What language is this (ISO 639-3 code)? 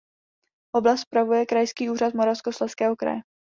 ces